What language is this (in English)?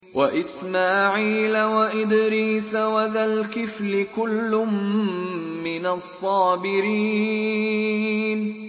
Arabic